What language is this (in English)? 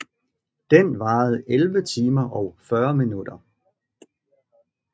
Danish